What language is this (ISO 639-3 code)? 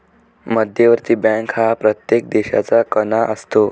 mar